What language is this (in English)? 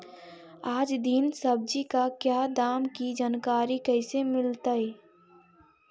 Magahi